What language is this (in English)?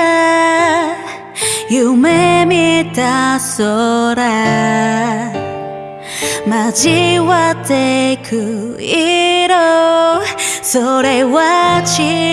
Korean